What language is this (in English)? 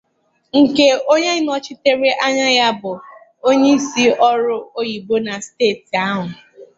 Igbo